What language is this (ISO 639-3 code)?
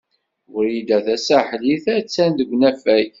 kab